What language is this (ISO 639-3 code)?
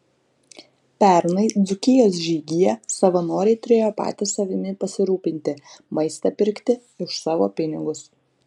lit